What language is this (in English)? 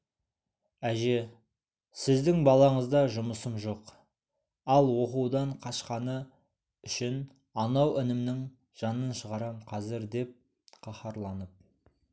Kazakh